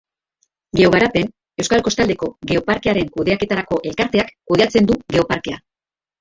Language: Basque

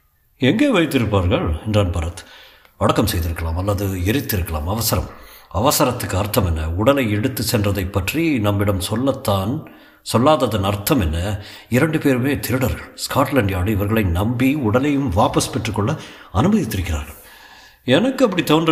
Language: Tamil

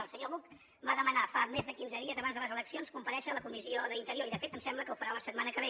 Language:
Catalan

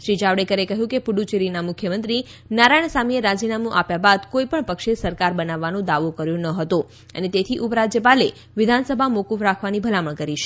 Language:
Gujarati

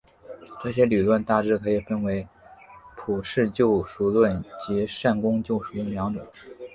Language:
Chinese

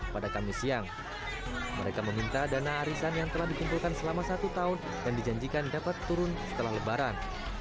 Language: Indonesian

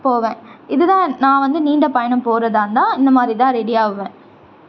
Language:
Tamil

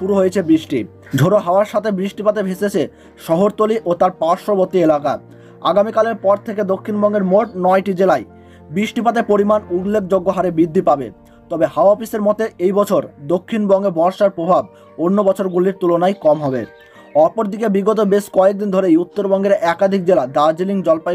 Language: Hindi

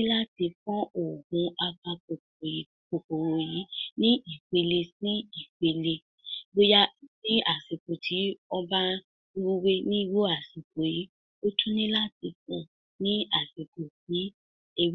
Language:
Yoruba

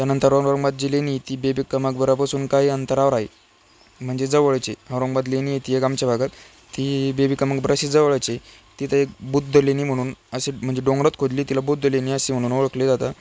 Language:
Marathi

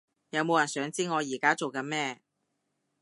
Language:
Cantonese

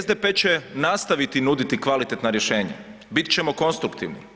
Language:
Croatian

